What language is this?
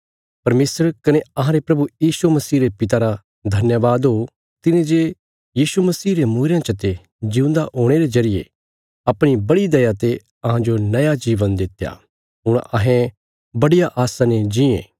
Bilaspuri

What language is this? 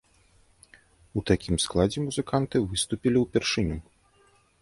Belarusian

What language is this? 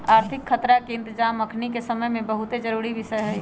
Magahi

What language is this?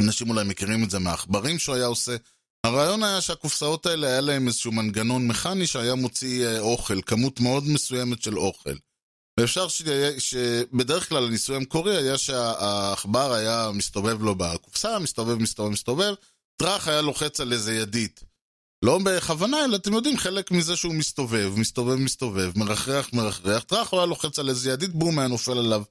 Hebrew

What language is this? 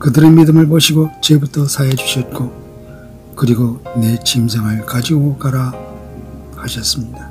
Korean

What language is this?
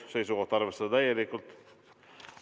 Estonian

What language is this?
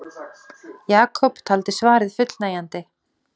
Icelandic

